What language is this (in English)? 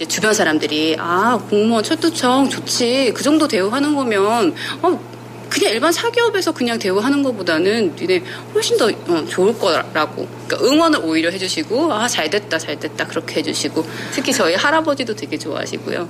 Korean